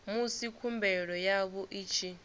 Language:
Venda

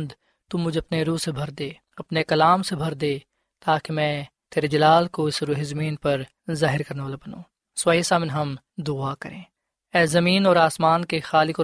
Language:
Urdu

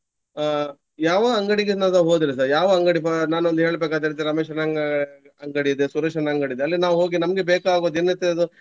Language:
Kannada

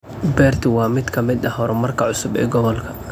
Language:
Somali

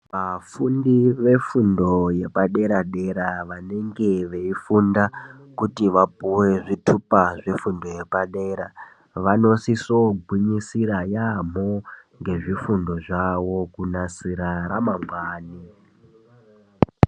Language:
Ndau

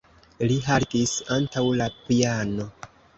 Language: Esperanto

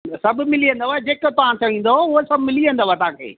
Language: Sindhi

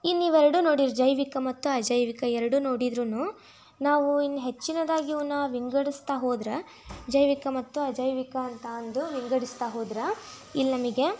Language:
Kannada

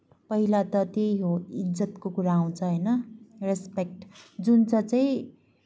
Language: Nepali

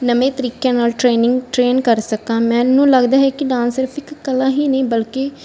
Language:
Punjabi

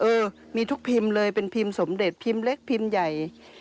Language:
Thai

